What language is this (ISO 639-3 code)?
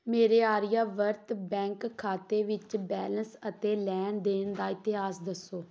pan